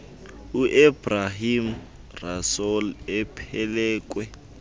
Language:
Xhosa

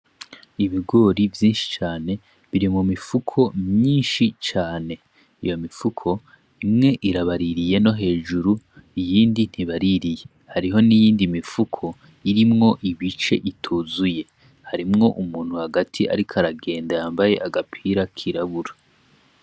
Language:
Rundi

